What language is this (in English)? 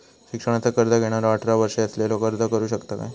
Marathi